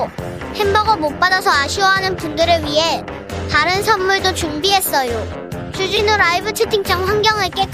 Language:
Korean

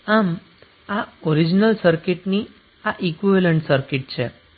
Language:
Gujarati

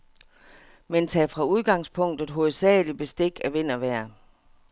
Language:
Danish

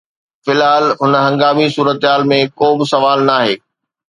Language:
Sindhi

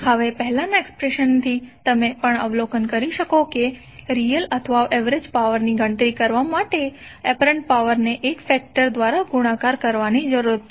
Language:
Gujarati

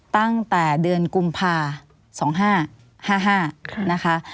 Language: Thai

